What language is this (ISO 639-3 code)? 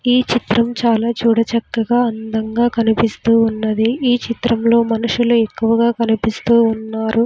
tel